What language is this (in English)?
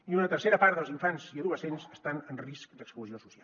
Catalan